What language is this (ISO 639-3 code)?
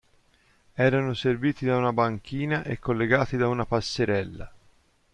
ita